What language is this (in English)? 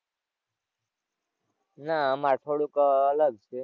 Gujarati